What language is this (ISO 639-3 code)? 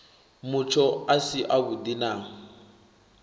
ven